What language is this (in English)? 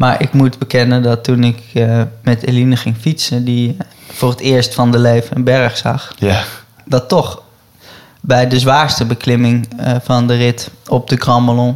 Dutch